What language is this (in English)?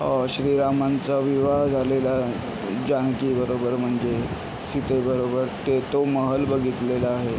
Marathi